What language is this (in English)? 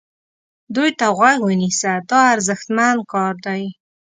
Pashto